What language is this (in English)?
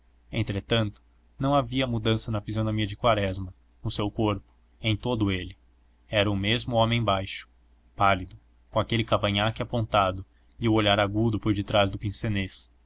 Portuguese